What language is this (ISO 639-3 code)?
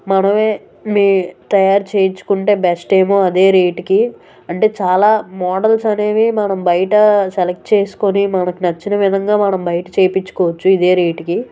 tel